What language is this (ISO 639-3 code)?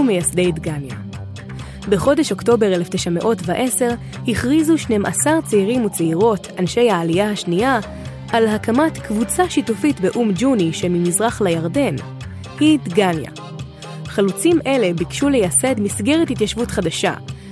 heb